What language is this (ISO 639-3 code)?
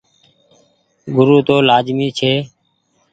gig